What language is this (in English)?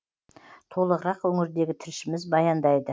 Kazakh